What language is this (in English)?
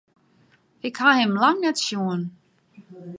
Western Frisian